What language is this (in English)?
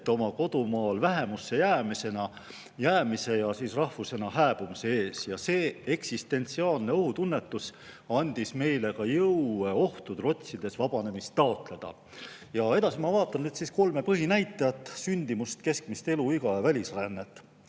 Estonian